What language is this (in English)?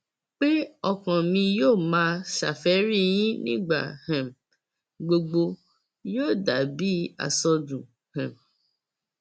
Yoruba